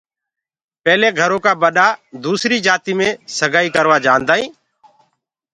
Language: Gurgula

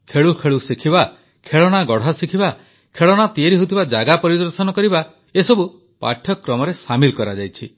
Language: Odia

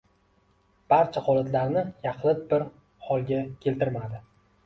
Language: Uzbek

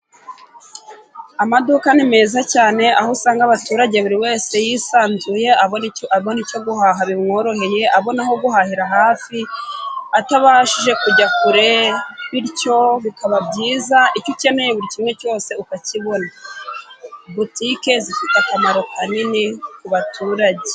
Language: Kinyarwanda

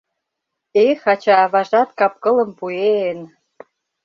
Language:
Mari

